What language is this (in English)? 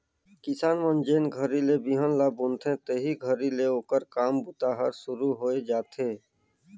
Chhattisgarhi